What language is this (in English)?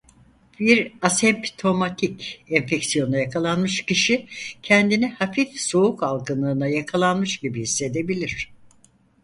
Turkish